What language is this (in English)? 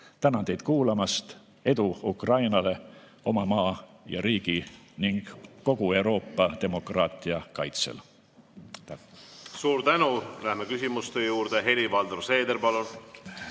Estonian